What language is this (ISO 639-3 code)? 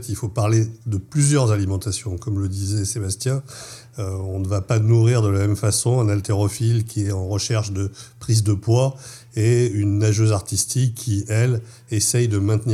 fra